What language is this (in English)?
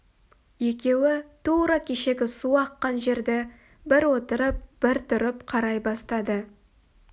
Kazakh